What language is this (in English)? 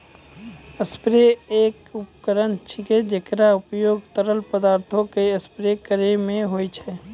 Maithili